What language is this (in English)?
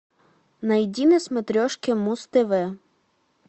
Russian